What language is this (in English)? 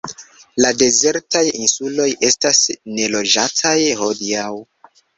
Esperanto